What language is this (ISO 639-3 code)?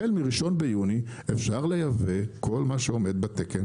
heb